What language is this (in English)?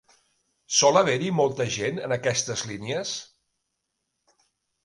Catalan